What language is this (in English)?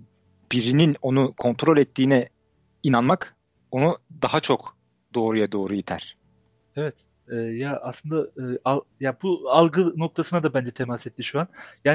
Turkish